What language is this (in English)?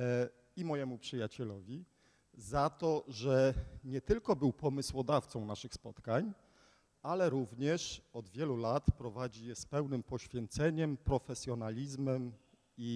Polish